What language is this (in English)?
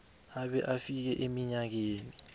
South Ndebele